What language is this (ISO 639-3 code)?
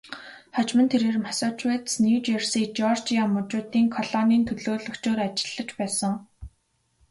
mon